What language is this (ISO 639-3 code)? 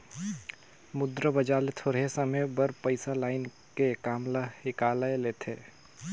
hne